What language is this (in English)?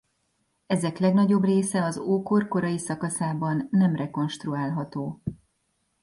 Hungarian